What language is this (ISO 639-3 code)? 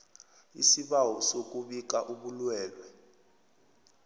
nbl